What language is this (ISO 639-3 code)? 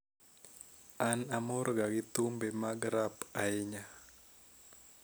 luo